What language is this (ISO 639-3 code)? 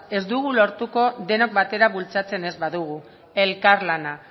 eus